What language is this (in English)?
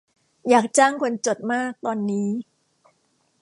Thai